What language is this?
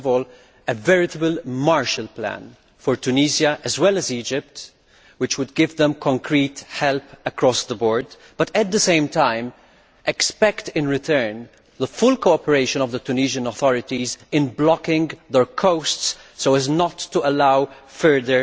English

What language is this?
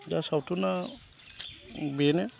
Bodo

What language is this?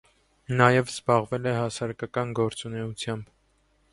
Armenian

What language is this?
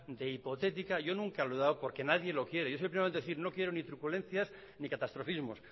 Spanish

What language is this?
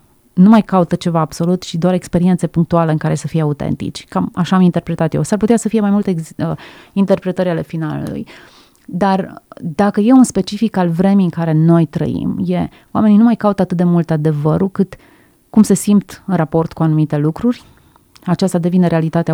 Romanian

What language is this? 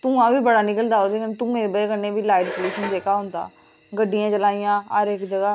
Dogri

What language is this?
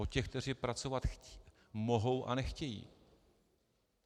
Czech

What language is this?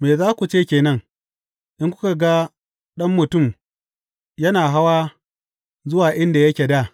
Hausa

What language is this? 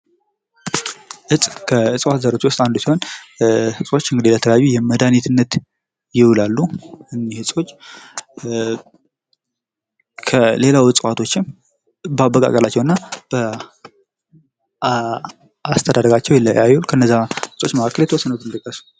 Amharic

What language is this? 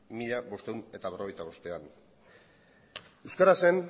Basque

